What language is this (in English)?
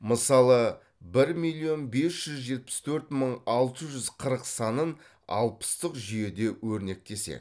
Kazakh